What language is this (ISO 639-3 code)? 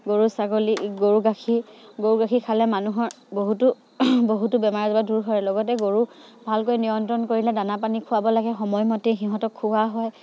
asm